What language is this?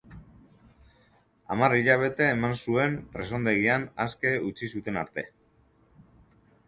Basque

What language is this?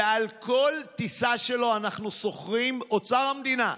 Hebrew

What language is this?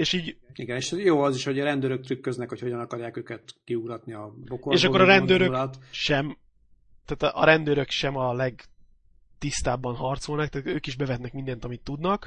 Hungarian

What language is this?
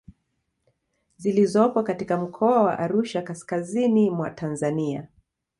Swahili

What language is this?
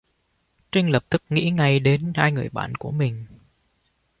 Vietnamese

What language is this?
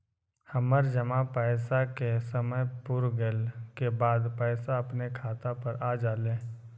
Magahi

